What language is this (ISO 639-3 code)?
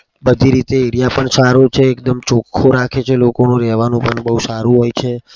guj